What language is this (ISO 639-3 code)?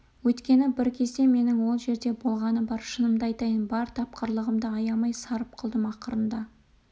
kaz